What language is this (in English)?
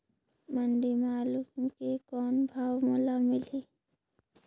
Chhattisgarhi